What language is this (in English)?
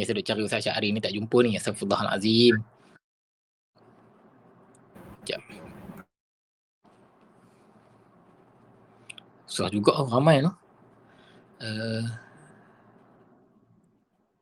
Malay